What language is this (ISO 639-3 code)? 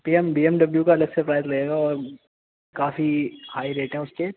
urd